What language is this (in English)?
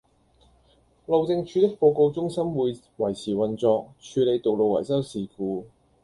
Cantonese